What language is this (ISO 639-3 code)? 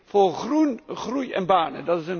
nld